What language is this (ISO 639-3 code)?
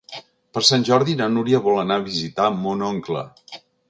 cat